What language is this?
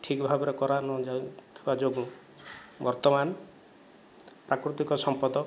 Odia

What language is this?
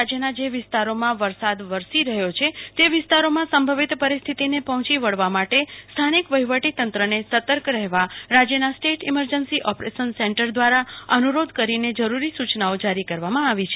Gujarati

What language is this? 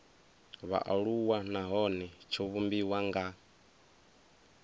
Venda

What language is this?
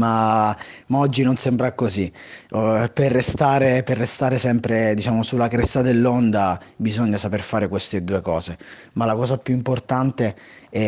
Italian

